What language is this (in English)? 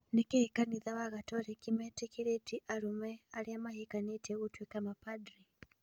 Kikuyu